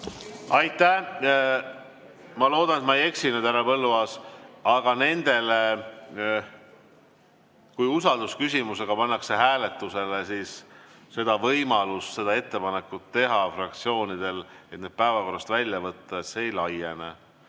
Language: Estonian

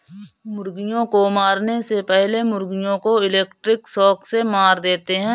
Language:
Hindi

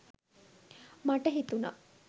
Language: Sinhala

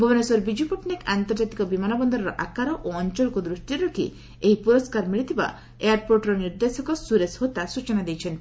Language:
Odia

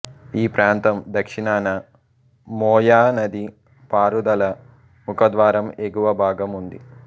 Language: Telugu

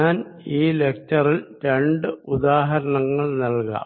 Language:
Malayalam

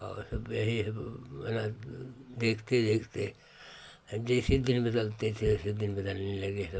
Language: Hindi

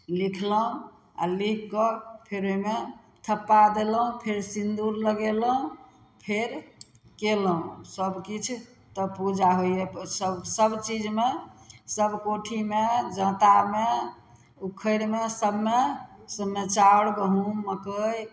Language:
Maithili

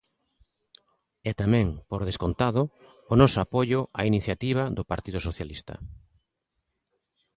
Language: Galician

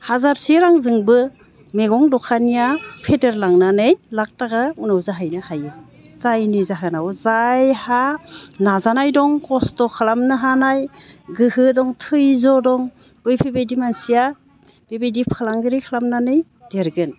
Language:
Bodo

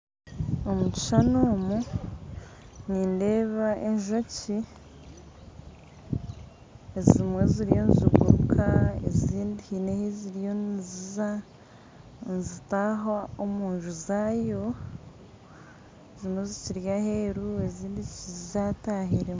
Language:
Nyankole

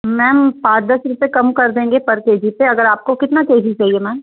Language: Hindi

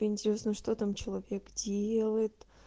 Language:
Russian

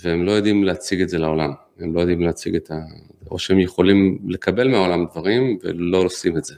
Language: Hebrew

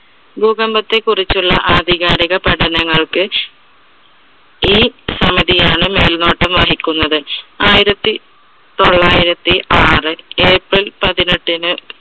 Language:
Malayalam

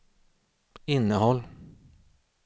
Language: Swedish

